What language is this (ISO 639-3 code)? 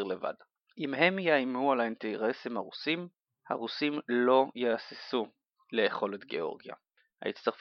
heb